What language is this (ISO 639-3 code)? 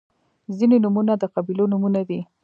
pus